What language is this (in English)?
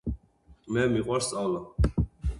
Georgian